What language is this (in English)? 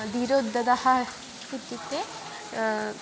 Sanskrit